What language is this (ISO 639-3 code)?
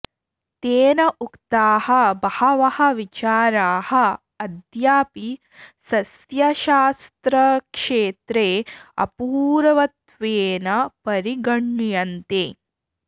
san